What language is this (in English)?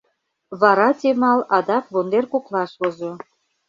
Mari